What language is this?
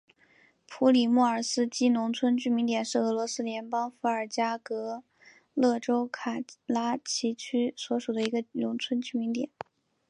Chinese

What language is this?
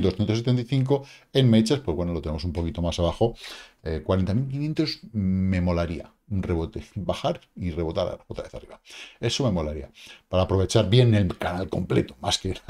Spanish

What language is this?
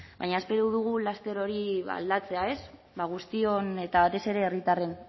Basque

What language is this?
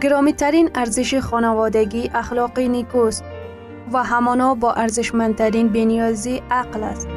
Persian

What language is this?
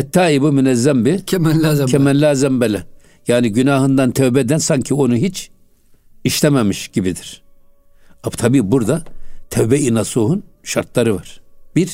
Turkish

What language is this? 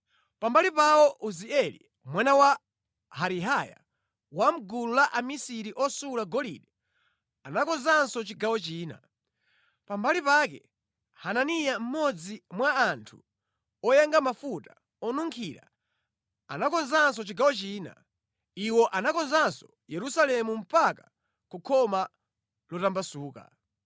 Nyanja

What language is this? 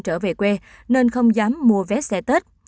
Vietnamese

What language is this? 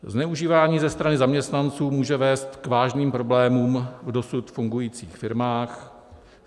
Czech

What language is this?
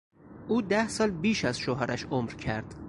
Persian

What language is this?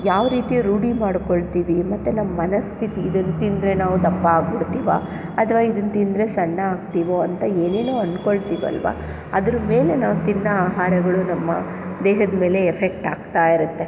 Kannada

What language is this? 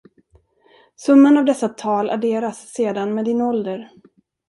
Swedish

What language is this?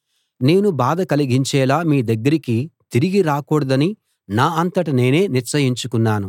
Telugu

